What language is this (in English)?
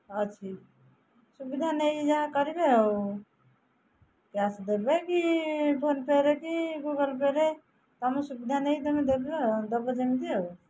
Odia